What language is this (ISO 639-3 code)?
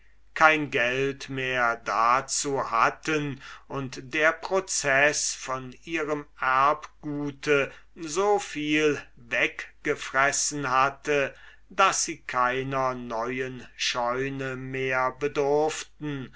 deu